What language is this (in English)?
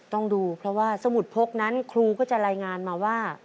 Thai